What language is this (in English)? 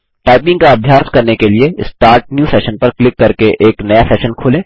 Hindi